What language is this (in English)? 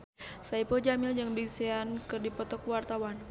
Sundanese